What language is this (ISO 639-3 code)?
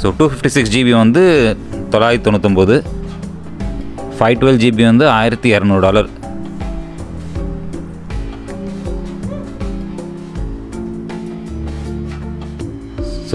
eng